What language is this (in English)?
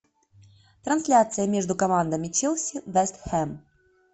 Russian